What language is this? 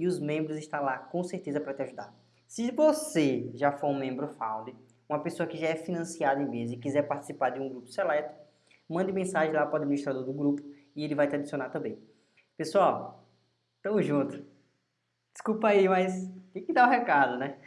Portuguese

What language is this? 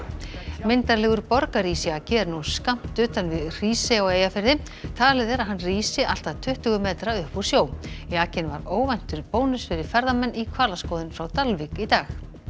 Icelandic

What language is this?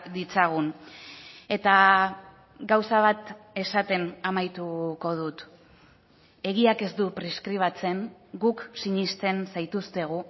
Basque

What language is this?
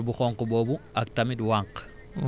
Wolof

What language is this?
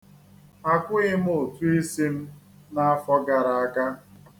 Igbo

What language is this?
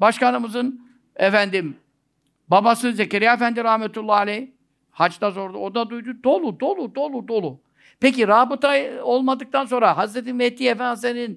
Turkish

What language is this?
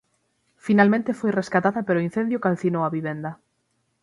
Galician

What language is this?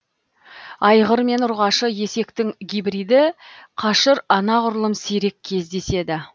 Kazakh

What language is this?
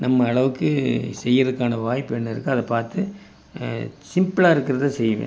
Tamil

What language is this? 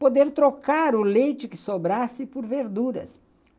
Portuguese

